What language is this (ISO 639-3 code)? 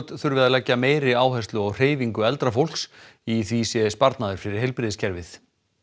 isl